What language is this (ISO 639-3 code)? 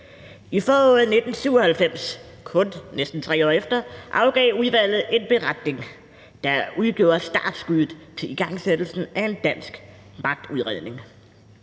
dan